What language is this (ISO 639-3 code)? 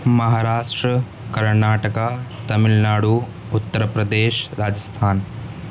urd